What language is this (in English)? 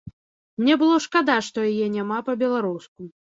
Belarusian